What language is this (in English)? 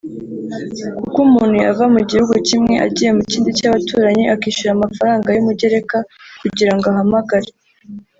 Kinyarwanda